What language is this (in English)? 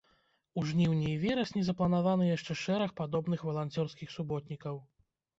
Belarusian